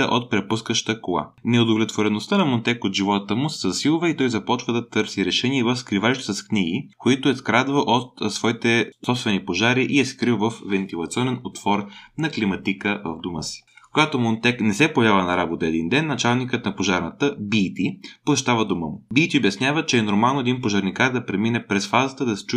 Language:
Bulgarian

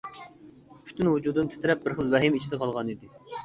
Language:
Uyghur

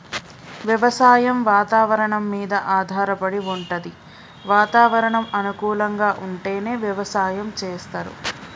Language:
Telugu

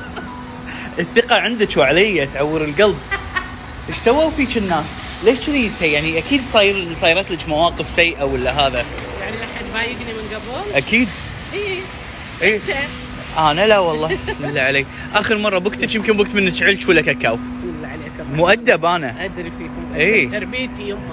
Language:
Arabic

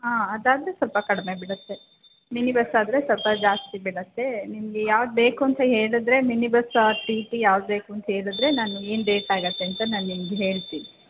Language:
Kannada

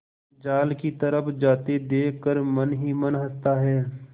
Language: Hindi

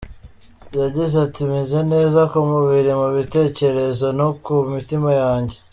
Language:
Kinyarwanda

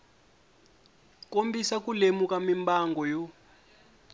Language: Tsonga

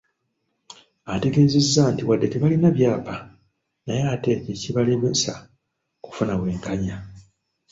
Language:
Ganda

